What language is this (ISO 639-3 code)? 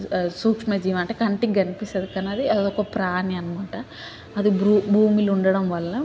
tel